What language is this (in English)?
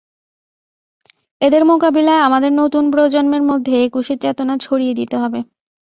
Bangla